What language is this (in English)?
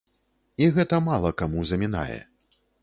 Belarusian